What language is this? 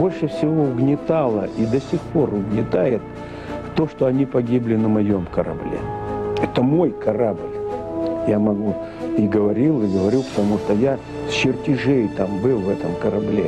Russian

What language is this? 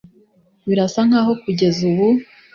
Kinyarwanda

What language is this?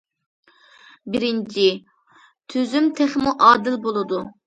Uyghur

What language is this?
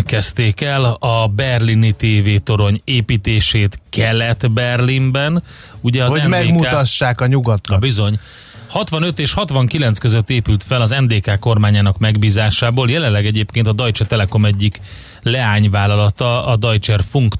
Hungarian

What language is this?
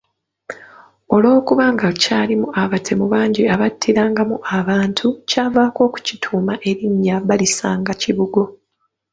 Ganda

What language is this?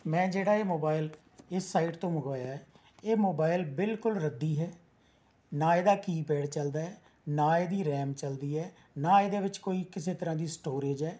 Punjabi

